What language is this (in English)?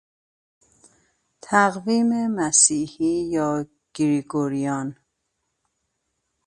Persian